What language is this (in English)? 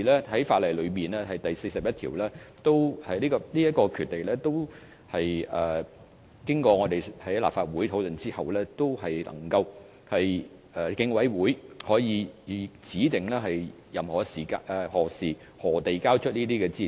Cantonese